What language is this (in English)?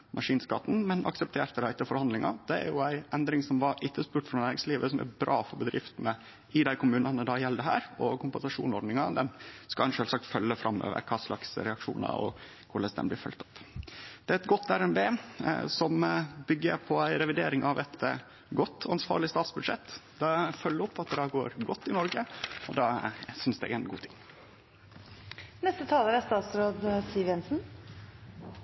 Norwegian